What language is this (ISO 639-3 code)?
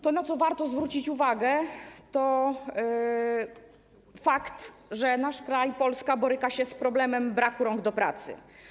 pol